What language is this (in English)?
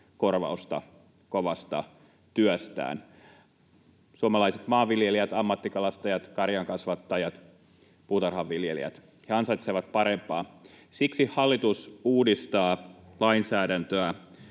Finnish